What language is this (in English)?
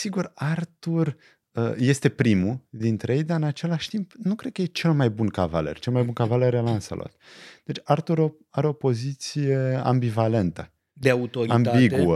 Romanian